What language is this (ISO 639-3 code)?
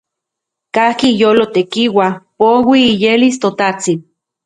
ncx